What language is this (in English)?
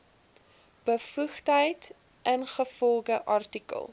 Afrikaans